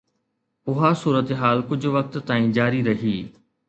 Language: Sindhi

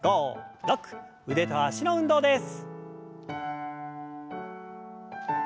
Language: Japanese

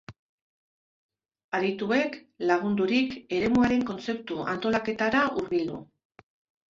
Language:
Basque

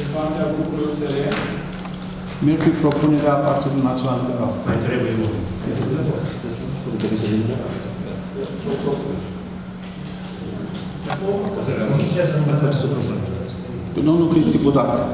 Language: Romanian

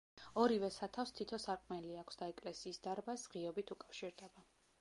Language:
Georgian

